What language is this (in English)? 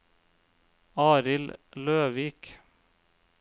Norwegian